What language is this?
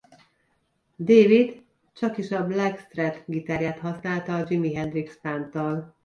Hungarian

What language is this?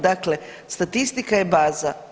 Croatian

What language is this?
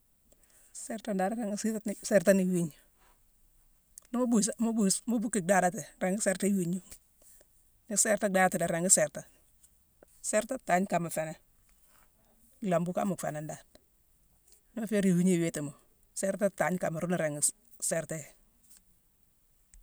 Mansoanka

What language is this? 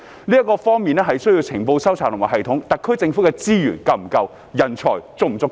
Cantonese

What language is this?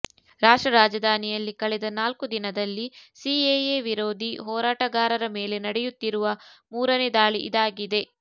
Kannada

